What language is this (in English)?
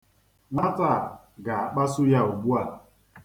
Igbo